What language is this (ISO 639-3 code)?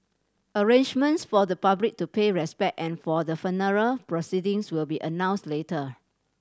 eng